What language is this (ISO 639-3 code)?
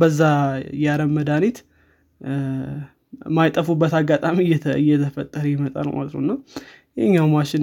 amh